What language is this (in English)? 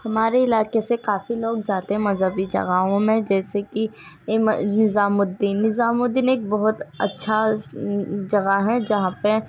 Urdu